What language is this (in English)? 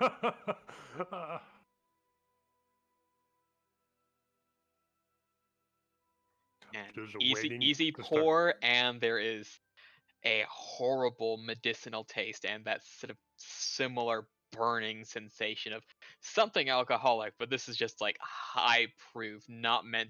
English